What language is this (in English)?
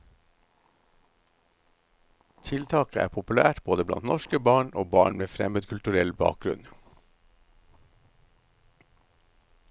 Norwegian